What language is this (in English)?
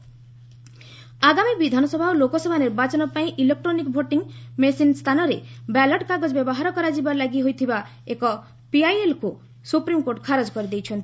Odia